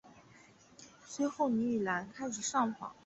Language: Chinese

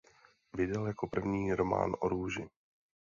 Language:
Czech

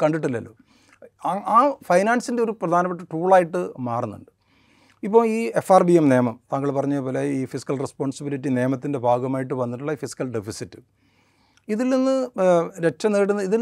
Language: Malayalam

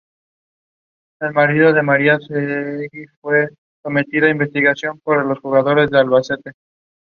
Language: Spanish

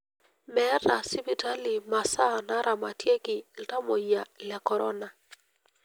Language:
Masai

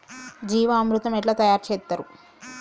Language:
Telugu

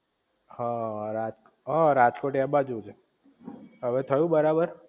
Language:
Gujarati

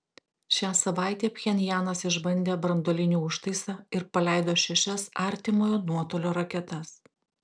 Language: Lithuanian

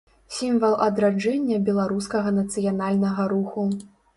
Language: Belarusian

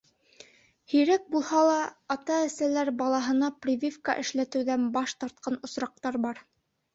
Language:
Bashkir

